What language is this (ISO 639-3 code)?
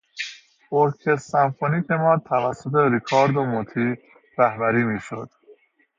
fas